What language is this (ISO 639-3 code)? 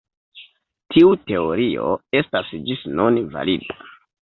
epo